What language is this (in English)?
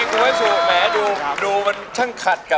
Thai